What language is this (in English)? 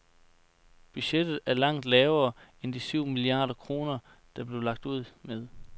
Danish